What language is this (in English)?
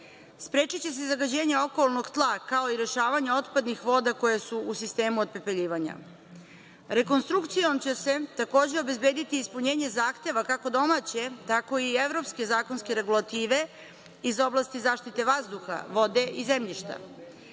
Serbian